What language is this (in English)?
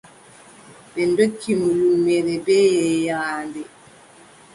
Adamawa Fulfulde